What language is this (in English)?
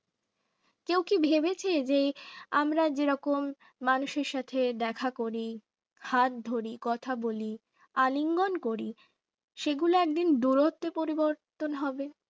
Bangla